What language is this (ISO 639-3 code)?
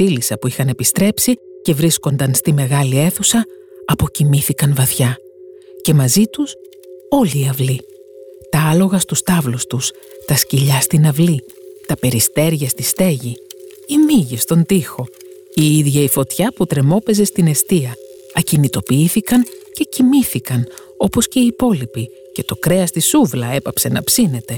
ell